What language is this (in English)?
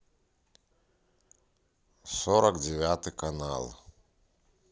Russian